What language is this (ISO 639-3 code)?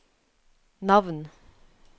nor